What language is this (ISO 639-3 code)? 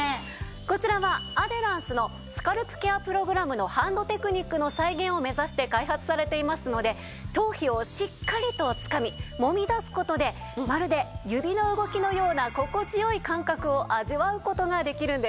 jpn